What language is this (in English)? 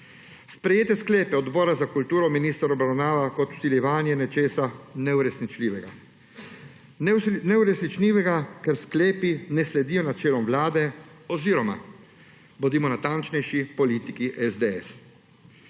Slovenian